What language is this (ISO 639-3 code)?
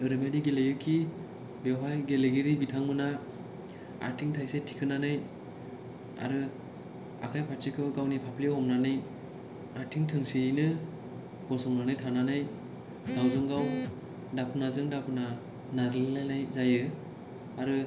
brx